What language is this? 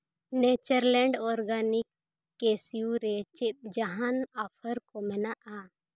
Santali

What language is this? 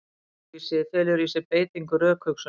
Icelandic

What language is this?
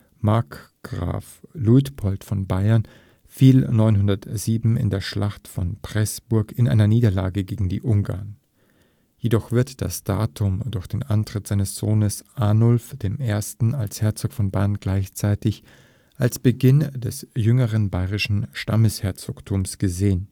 German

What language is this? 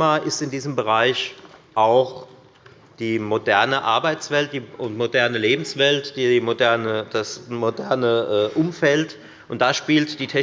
German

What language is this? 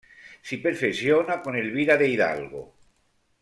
Italian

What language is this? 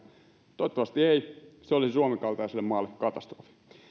Finnish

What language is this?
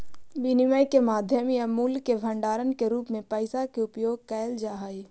Magahi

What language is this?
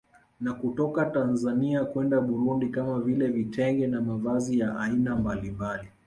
Swahili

